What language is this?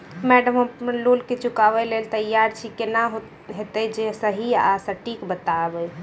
Maithili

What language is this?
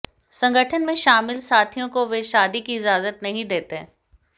Hindi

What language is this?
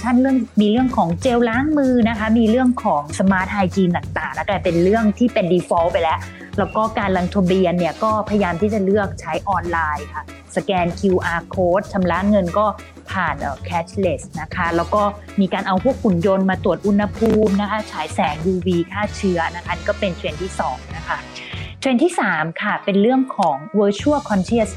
Thai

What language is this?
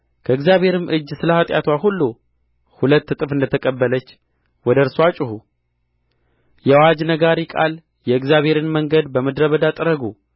Amharic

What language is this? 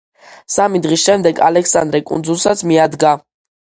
Georgian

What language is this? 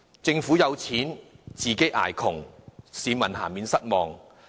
Cantonese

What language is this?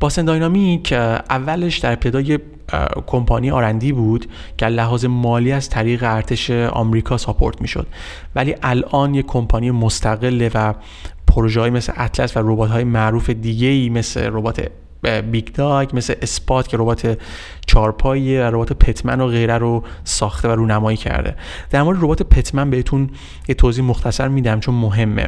Persian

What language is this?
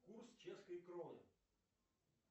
Russian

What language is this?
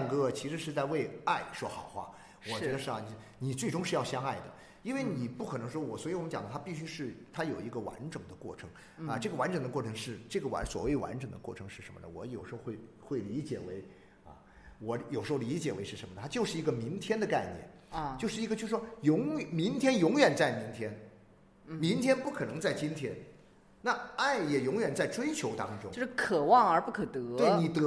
Chinese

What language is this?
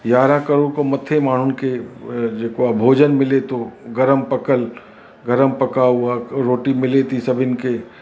Sindhi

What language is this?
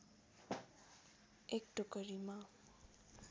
Nepali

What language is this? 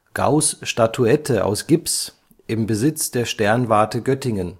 German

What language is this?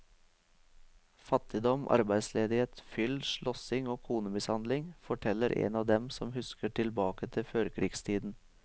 Norwegian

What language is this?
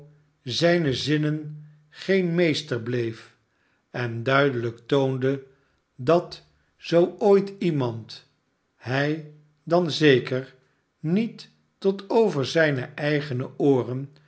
Dutch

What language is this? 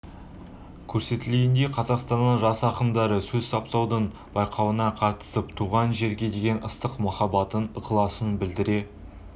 Kazakh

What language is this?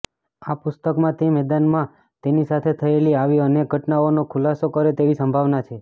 Gujarati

